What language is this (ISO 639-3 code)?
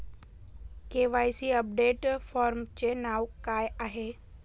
mar